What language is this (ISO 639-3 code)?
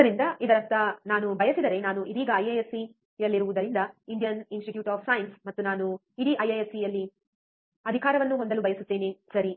kan